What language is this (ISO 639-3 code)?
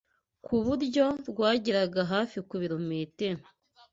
kin